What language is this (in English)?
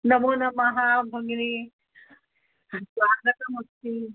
Sanskrit